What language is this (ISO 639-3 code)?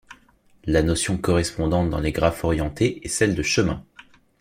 fra